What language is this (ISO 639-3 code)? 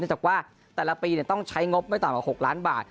tha